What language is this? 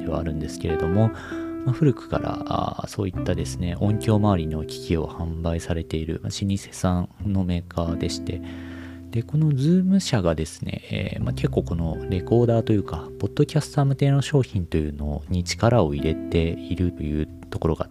Japanese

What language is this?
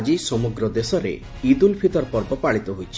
Odia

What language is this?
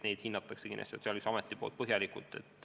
Estonian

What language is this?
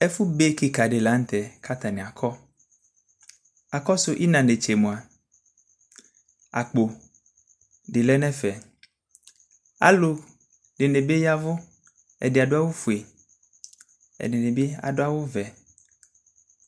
Ikposo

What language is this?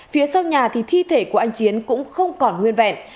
Vietnamese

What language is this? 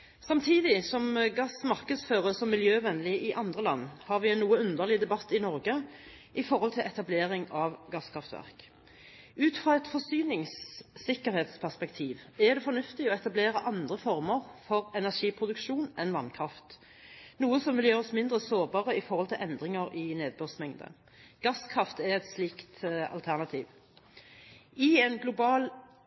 Norwegian Bokmål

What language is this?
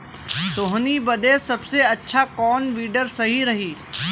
Bhojpuri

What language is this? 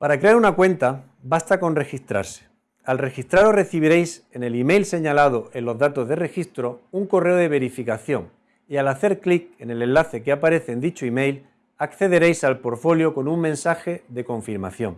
Spanish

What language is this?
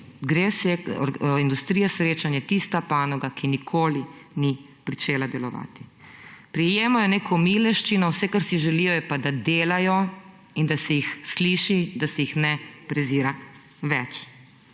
Slovenian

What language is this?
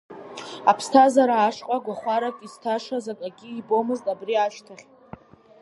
Abkhazian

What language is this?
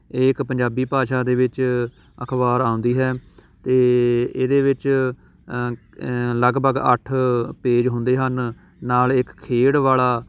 Punjabi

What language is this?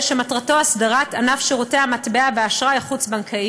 Hebrew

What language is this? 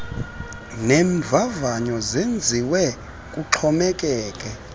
Xhosa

